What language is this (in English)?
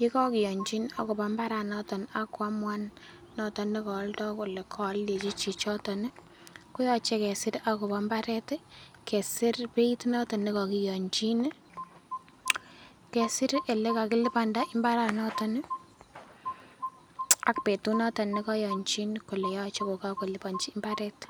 Kalenjin